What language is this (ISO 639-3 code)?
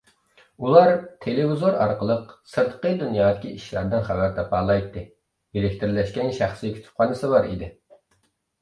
uig